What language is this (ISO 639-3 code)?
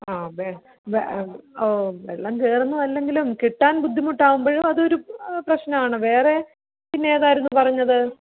mal